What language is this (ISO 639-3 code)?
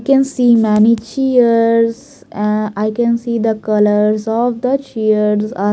eng